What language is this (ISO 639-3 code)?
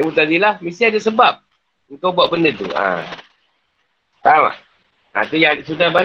msa